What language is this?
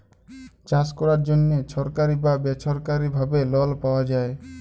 Bangla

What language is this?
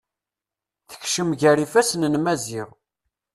Kabyle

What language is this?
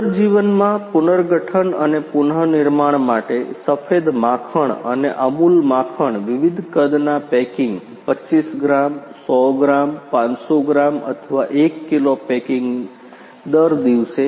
Gujarati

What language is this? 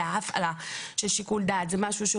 Hebrew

